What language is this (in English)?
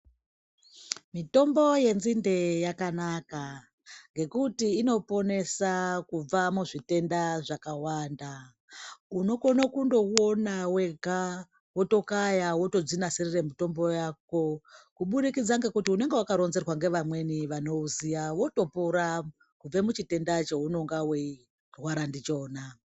Ndau